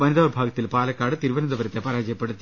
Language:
Malayalam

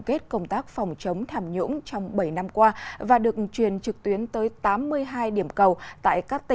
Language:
Vietnamese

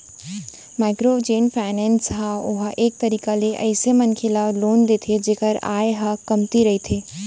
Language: Chhattisgarhi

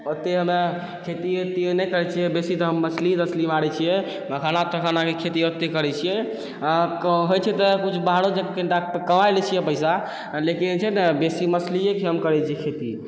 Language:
Maithili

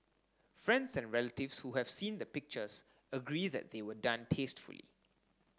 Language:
English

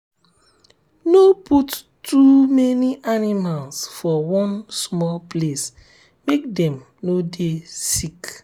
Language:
Nigerian Pidgin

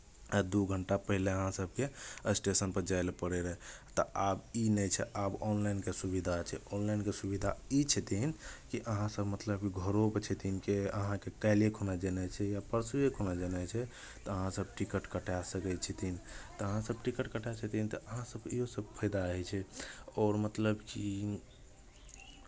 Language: Maithili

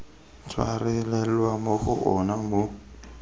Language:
Tswana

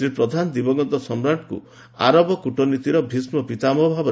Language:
Odia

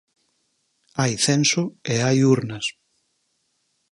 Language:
Galician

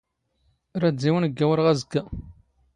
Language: Standard Moroccan Tamazight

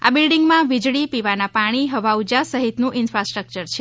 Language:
Gujarati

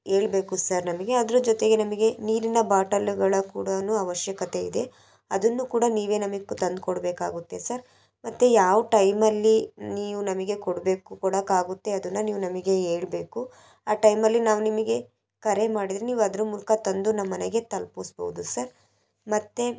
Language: Kannada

